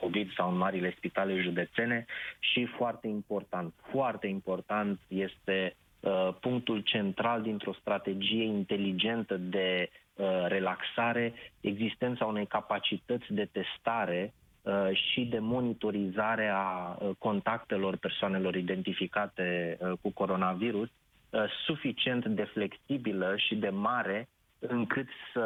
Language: Romanian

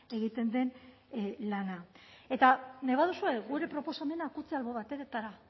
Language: Basque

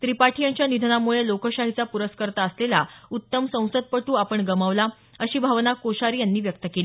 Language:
Marathi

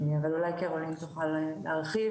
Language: Hebrew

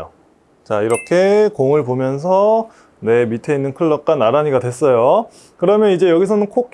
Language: Korean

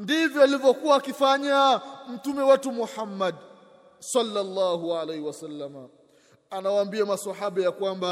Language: Swahili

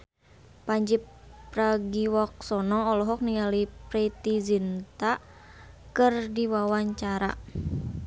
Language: Sundanese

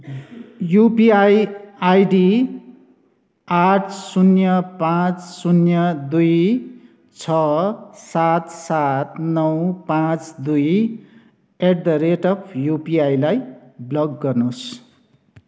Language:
Nepali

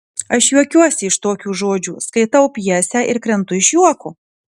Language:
Lithuanian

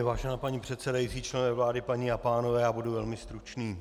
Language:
Czech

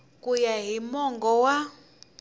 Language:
Tsonga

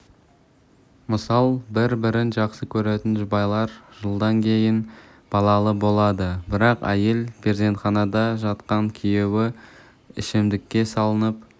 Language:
Kazakh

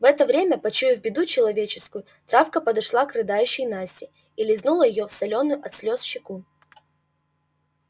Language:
Russian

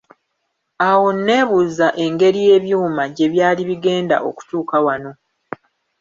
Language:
Ganda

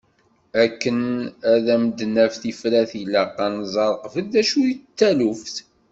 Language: Kabyle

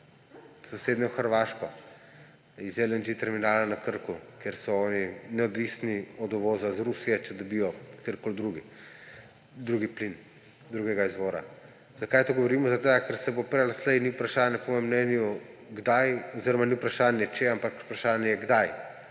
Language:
Slovenian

